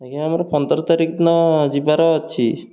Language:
Odia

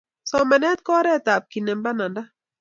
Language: Kalenjin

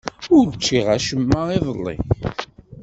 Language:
Kabyle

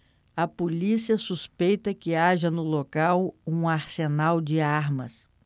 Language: Portuguese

